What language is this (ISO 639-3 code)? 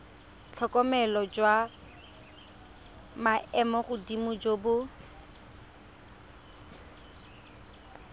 tsn